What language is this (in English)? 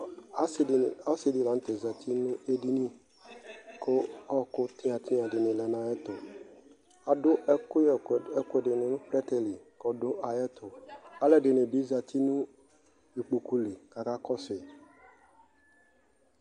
Ikposo